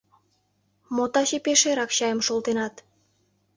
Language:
Mari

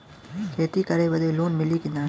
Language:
Bhojpuri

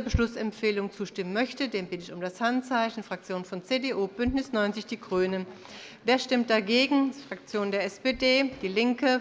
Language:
German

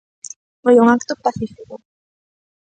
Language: Galician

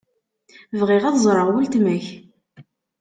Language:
Kabyle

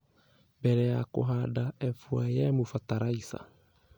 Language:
Kikuyu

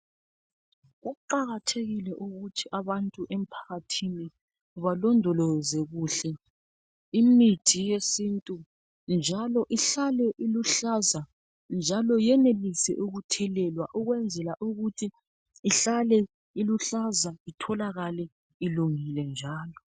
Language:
North Ndebele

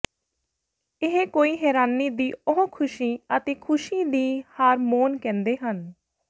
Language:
Punjabi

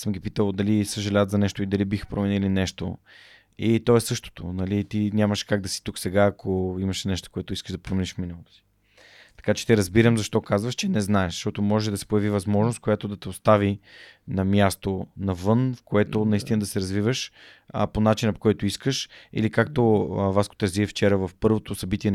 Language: Bulgarian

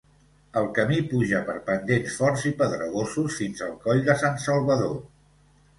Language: Catalan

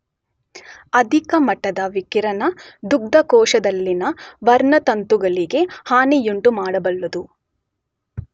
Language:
Kannada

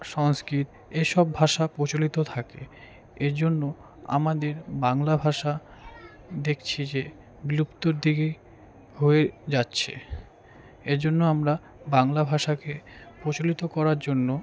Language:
Bangla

